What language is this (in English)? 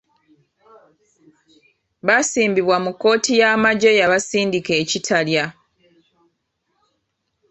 Ganda